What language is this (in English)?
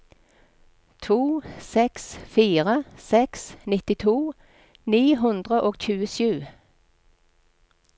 Norwegian